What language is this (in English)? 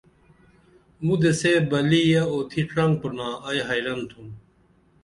Dameli